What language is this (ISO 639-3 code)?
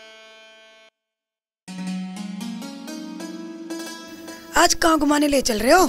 hin